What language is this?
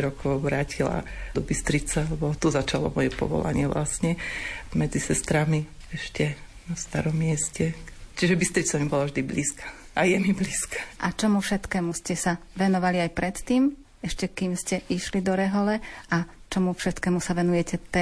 Slovak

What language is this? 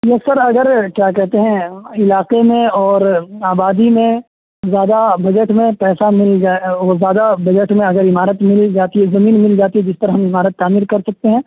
Urdu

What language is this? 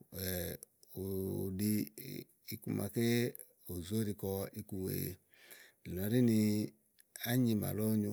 Igo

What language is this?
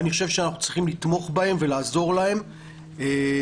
Hebrew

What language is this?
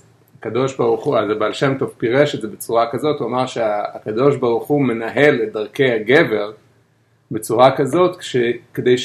Hebrew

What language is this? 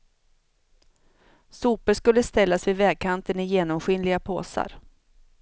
Swedish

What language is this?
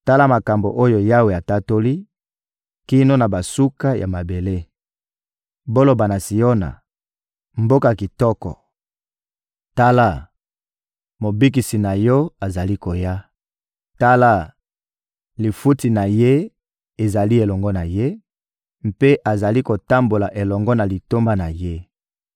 Lingala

